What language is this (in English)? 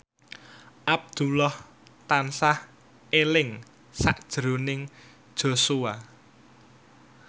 Javanese